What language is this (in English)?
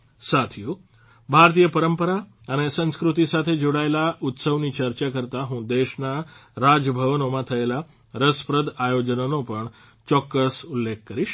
Gujarati